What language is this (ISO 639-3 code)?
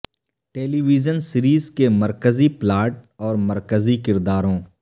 urd